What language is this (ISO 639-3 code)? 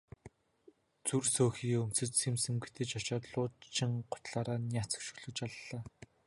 mon